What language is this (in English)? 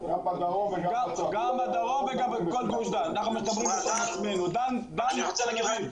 Hebrew